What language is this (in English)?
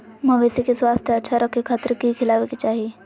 Magahi